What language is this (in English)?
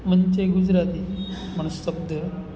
Gujarati